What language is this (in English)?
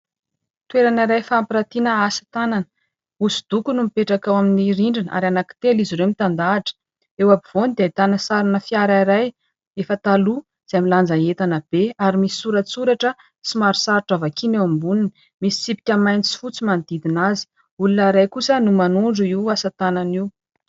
Malagasy